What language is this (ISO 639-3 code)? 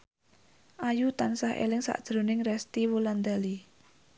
jav